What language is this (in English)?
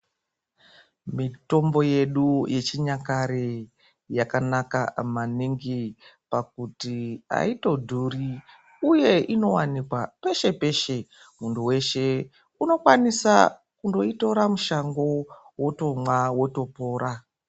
Ndau